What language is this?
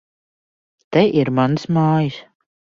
Latvian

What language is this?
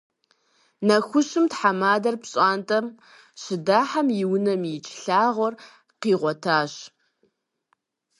Kabardian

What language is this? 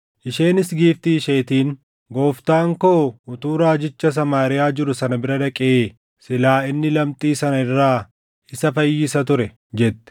Oromo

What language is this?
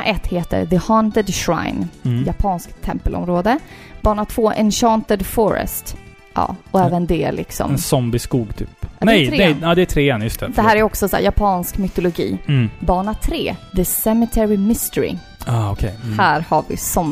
Swedish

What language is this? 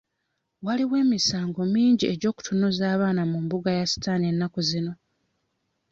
Ganda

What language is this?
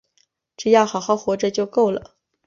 Chinese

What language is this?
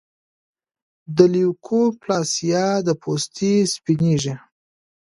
Pashto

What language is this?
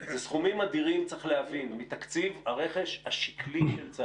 Hebrew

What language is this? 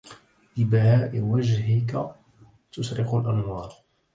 Arabic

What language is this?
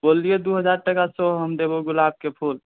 Maithili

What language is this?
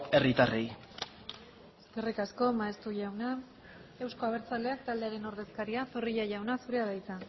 Basque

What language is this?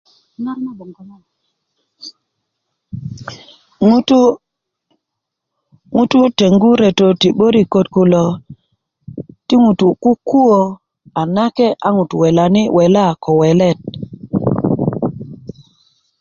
Kuku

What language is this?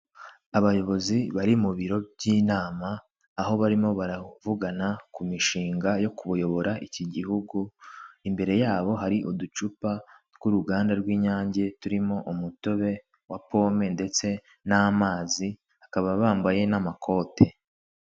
Kinyarwanda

